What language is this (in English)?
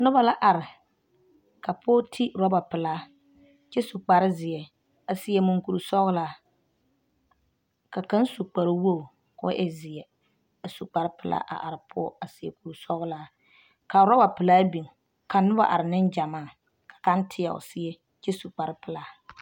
Southern Dagaare